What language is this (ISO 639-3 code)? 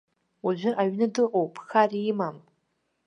abk